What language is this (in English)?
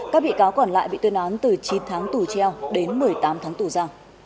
Vietnamese